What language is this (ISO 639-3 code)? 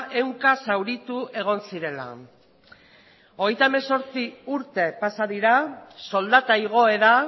eus